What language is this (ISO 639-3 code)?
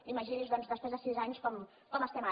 cat